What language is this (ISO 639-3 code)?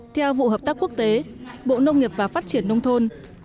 vie